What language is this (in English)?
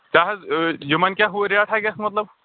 Kashmiri